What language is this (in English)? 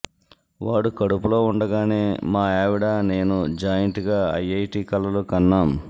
Telugu